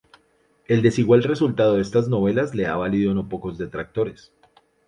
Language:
Spanish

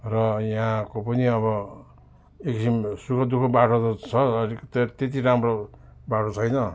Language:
Nepali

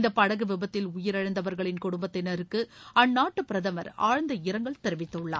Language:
Tamil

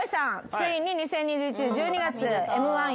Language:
Japanese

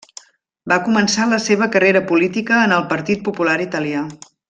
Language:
Catalan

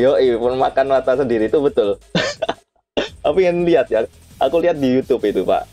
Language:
Indonesian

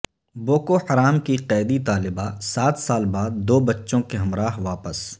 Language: Urdu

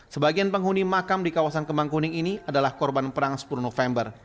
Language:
Indonesian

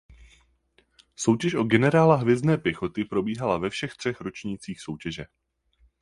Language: Czech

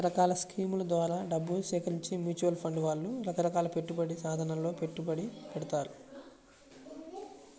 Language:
Telugu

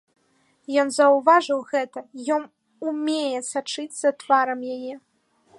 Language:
Belarusian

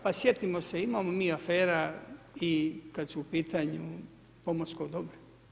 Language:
Croatian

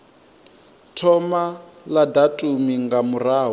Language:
Venda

